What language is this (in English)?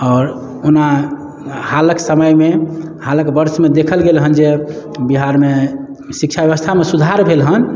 Maithili